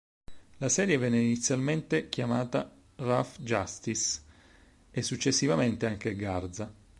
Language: Italian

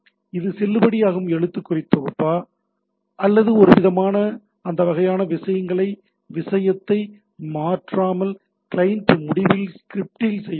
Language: Tamil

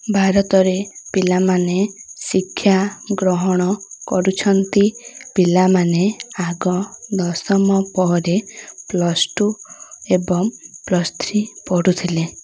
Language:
Odia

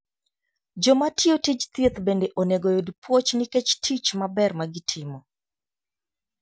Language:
Luo (Kenya and Tanzania)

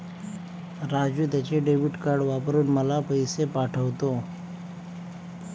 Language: Marathi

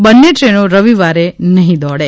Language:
Gujarati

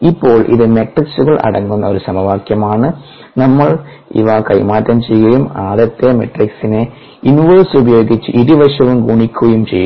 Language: Malayalam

